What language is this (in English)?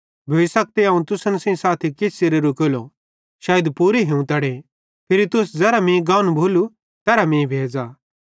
Bhadrawahi